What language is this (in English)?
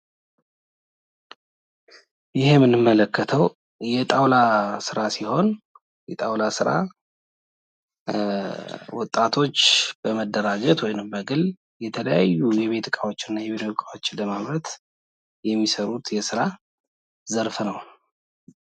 Amharic